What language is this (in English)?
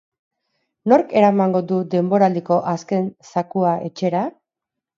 Basque